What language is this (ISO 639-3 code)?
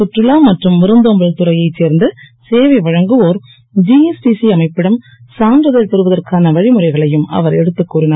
tam